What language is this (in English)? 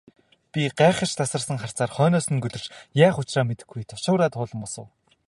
Mongolian